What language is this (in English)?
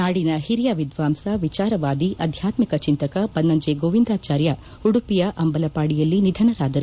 Kannada